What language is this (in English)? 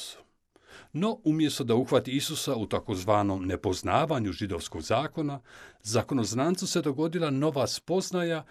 Croatian